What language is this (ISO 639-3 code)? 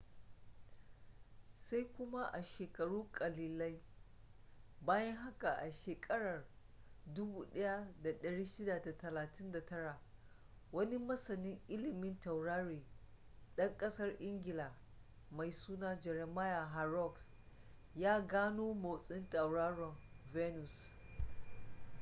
hau